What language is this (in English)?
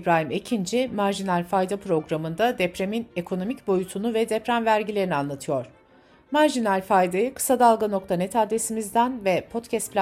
Turkish